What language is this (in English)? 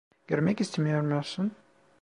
Turkish